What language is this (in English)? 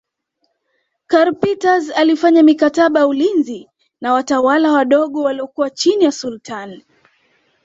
Swahili